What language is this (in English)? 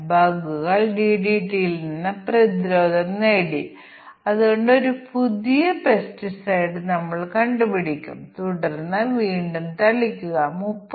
Malayalam